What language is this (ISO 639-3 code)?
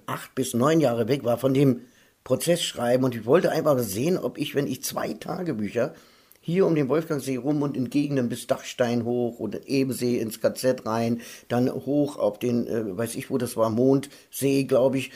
deu